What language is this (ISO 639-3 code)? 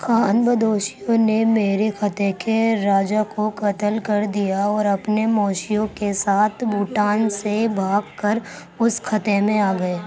urd